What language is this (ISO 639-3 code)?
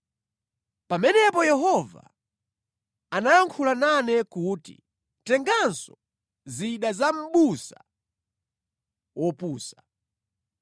nya